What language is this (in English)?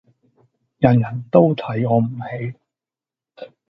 Cantonese